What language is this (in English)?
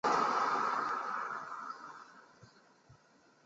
Chinese